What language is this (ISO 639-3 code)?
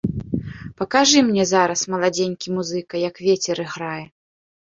bel